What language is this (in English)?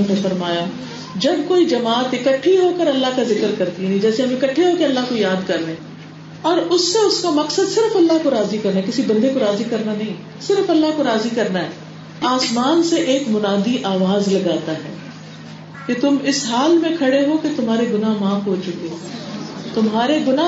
Urdu